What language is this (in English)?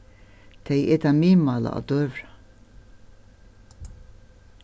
Faroese